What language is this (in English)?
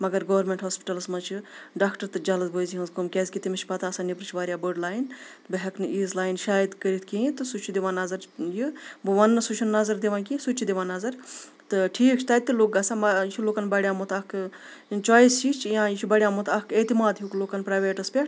Kashmiri